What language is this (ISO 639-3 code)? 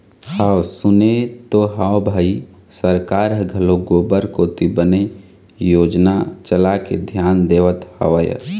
hne